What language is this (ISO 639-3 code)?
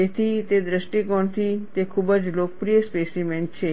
guj